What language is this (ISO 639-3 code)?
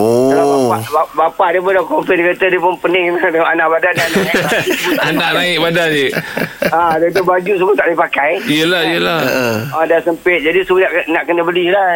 msa